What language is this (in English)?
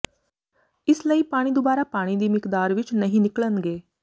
Punjabi